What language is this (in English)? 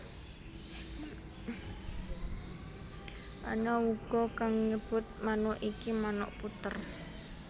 Javanese